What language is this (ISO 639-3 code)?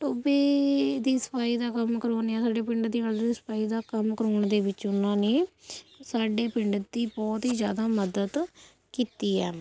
pan